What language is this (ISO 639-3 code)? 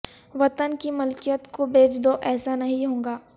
urd